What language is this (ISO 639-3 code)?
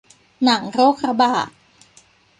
tha